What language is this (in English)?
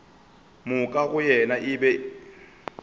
Northern Sotho